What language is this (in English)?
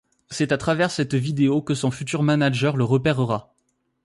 French